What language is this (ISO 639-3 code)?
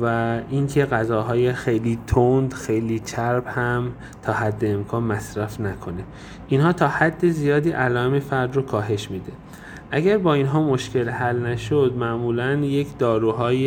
fas